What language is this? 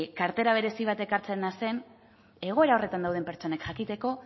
Basque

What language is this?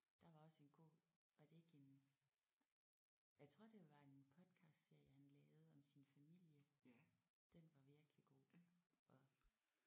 Danish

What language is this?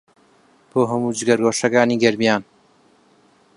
Central Kurdish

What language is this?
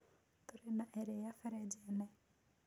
Kikuyu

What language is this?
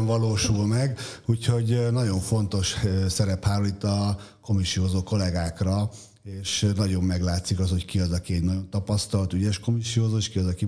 Hungarian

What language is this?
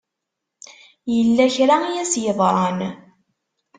Kabyle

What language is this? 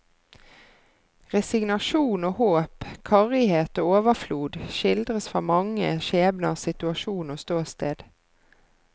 Norwegian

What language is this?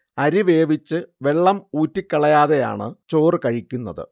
Malayalam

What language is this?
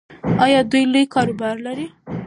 Pashto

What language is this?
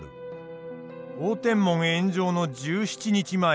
Japanese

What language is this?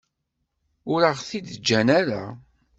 Kabyle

